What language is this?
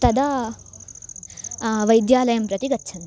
Sanskrit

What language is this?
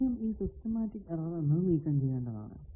Malayalam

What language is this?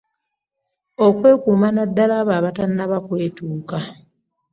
Ganda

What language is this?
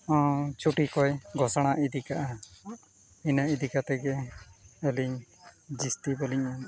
Santali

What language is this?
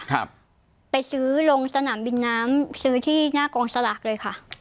Thai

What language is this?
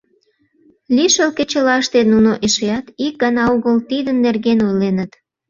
Mari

